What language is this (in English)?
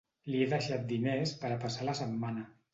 Catalan